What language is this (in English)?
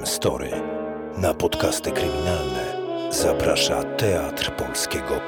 Polish